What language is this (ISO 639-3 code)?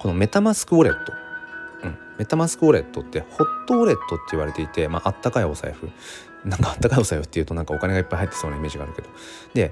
jpn